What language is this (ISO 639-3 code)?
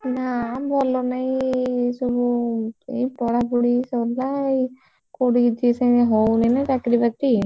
ori